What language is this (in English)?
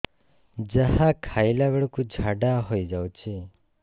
Odia